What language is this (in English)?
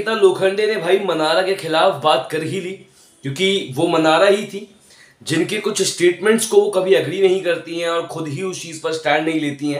Hindi